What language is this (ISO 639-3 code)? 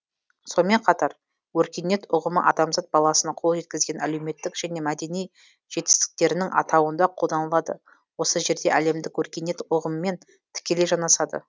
kaz